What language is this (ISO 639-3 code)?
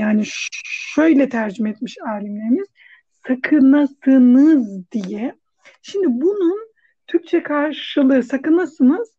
tur